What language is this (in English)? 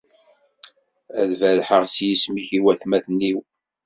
Kabyle